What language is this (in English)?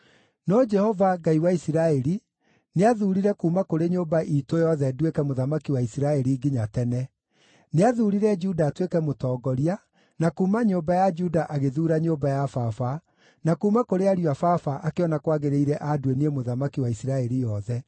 Kikuyu